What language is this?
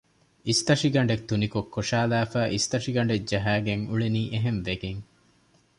Divehi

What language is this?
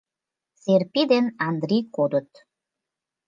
Mari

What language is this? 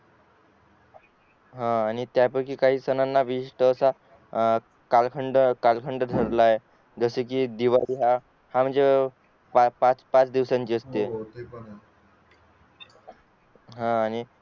Marathi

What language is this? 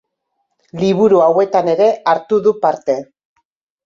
Basque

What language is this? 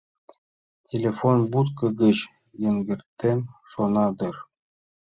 Mari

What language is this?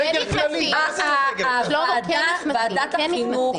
Hebrew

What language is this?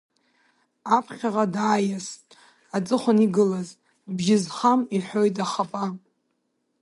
Abkhazian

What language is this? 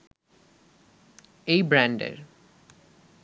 Bangla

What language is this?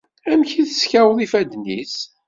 Kabyle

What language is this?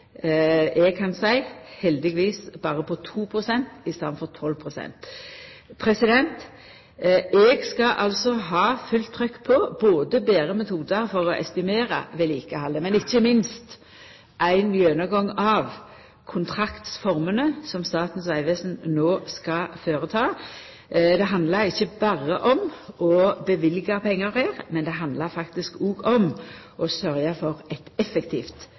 Norwegian Nynorsk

